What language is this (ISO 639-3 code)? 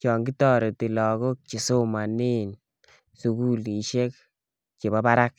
kln